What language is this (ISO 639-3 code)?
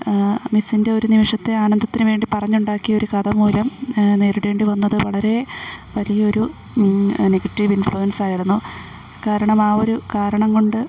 mal